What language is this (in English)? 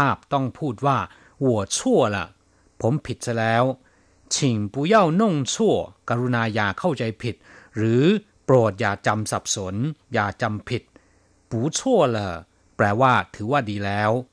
Thai